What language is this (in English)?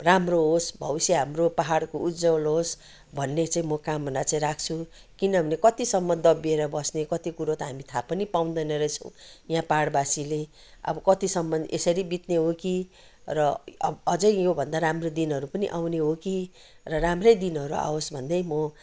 Nepali